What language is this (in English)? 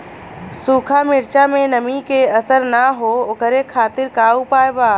Bhojpuri